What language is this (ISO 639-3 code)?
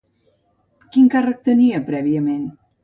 cat